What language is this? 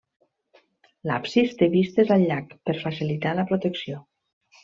Catalan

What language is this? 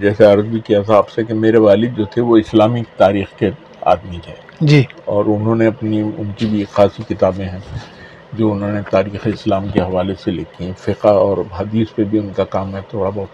Urdu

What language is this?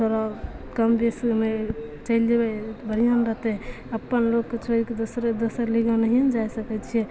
Maithili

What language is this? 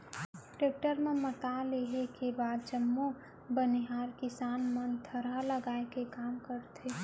Chhattisgarhi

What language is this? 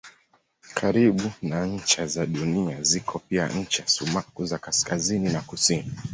Swahili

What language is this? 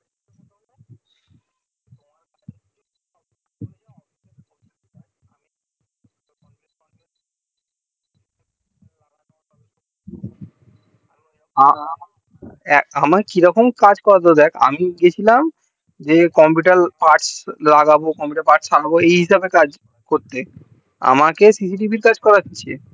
Bangla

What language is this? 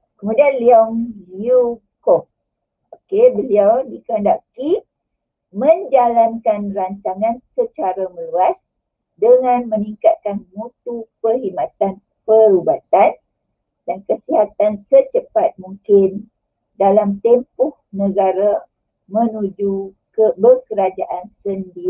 Malay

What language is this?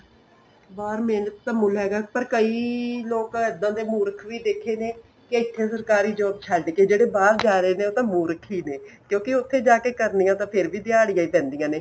Punjabi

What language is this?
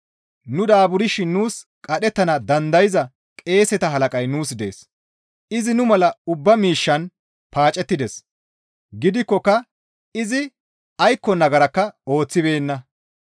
Gamo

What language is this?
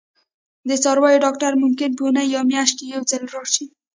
Pashto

